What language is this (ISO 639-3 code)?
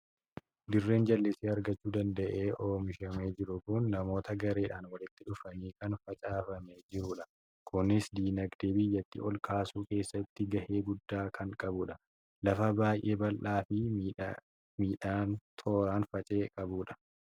orm